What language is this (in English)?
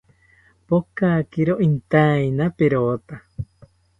South Ucayali Ashéninka